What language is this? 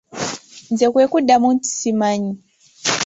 Ganda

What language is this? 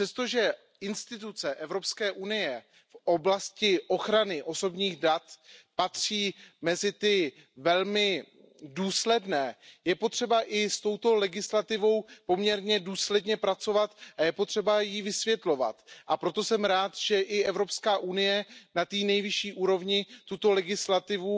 Czech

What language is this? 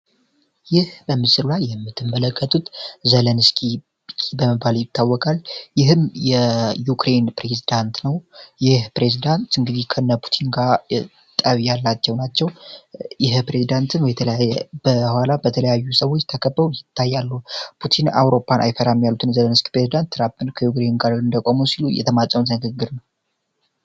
Amharic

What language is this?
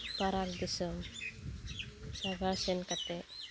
Santali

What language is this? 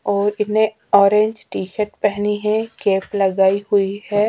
Hindi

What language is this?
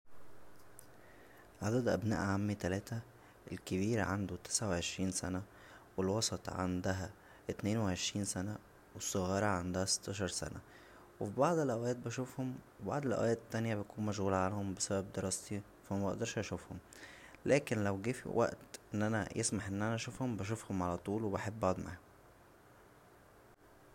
Egyptian Arabic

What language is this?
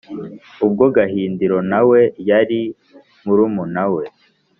Kinyarwanda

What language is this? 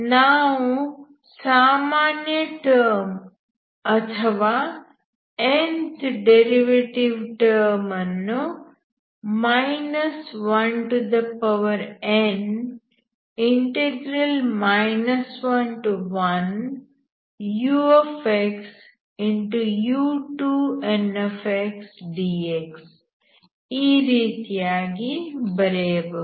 Kannada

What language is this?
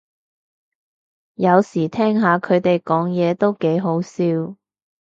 Cantonese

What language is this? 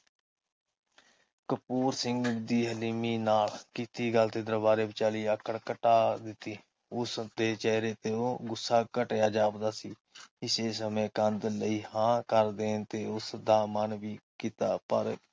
Punjabi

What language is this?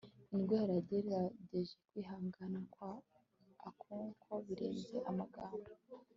Kinyarwanda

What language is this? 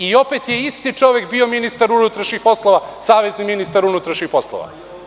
Serbian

